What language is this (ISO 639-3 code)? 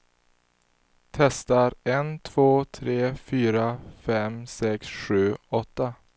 swe